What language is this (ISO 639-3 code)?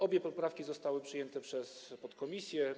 pol